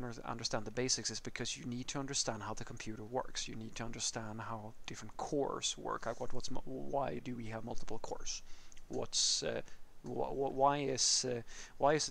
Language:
English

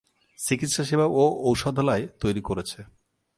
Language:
Bangla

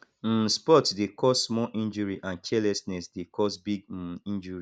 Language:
Nigerian Pidgin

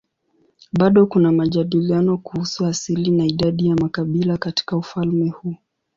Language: Swahili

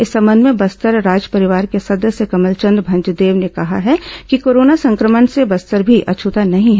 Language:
Hindi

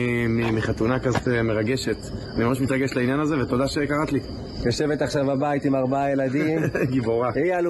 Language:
Hebrew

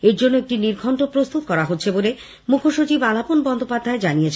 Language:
Bangla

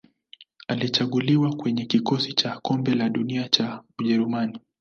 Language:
Swahili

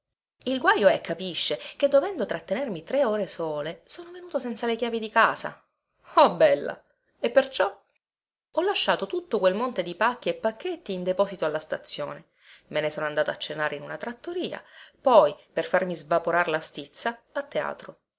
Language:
Italian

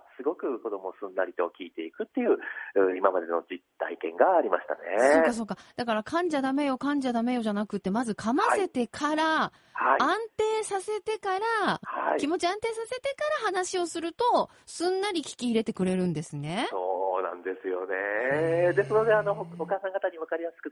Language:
Japanese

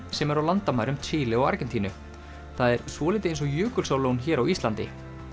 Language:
Icelandic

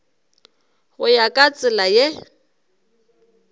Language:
Northern Sotho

